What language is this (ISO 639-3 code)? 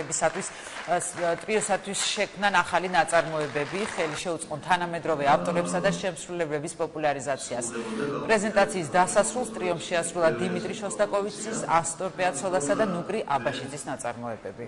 ron